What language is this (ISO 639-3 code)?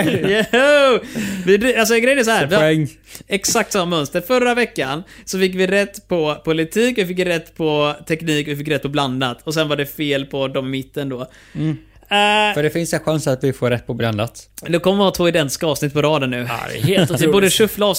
swe